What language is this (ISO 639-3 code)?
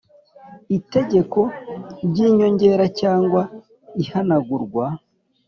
kin